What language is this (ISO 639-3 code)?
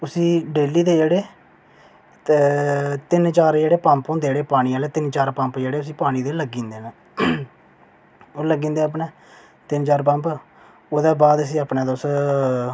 doi